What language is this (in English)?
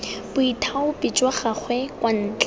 Tswana